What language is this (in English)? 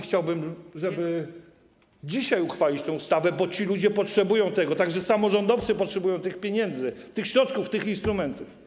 Polish